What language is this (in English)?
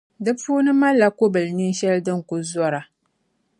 Dagbani